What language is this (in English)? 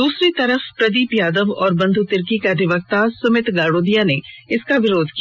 Hindi